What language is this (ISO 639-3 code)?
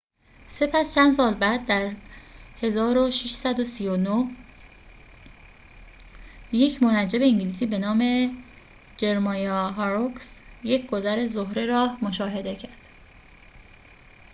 fas